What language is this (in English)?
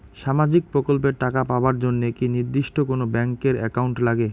Bangla